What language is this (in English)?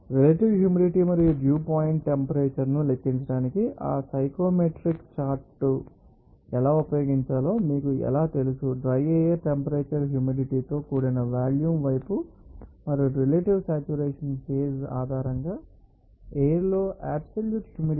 Telugu